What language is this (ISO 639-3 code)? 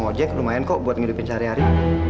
ind